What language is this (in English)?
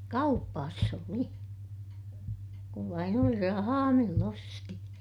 Finnish